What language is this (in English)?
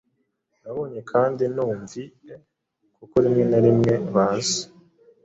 Kinyarwanda